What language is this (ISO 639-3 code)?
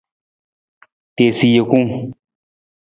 nmz